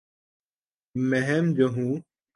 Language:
Urdu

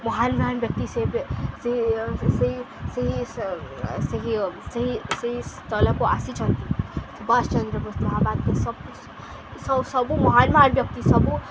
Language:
Odia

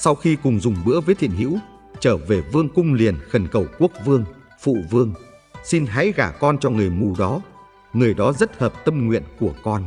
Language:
Vietnamese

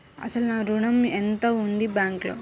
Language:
Telugu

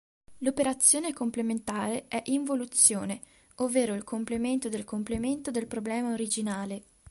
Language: Italian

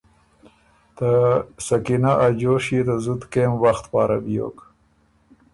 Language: Ormuri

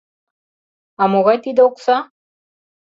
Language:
Mari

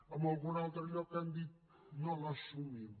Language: Catalan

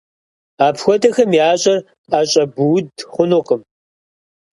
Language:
Kabardian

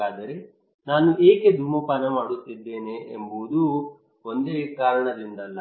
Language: Kannada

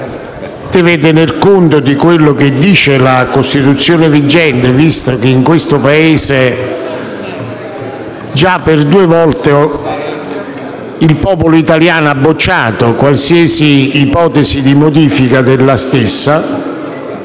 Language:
Italian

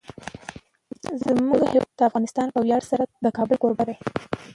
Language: Pashto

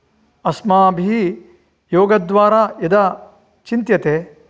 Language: Sanskrit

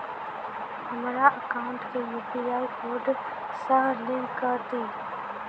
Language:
Maithili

